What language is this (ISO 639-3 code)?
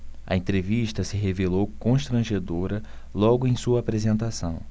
por